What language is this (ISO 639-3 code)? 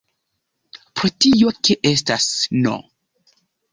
epo